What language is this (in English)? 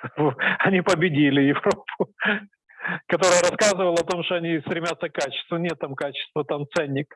Russian